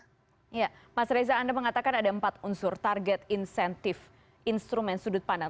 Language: Indonesian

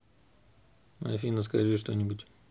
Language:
Russian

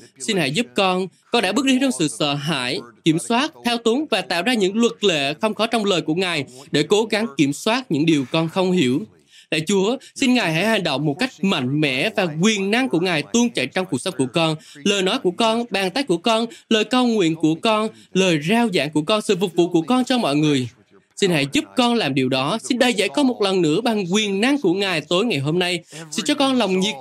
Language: Vietnamese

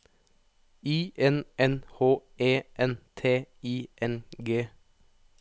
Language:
Norwegian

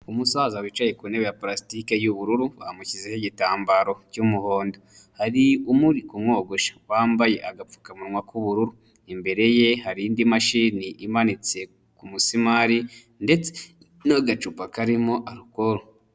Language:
Kinyarwanda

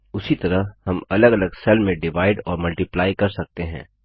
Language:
Hindi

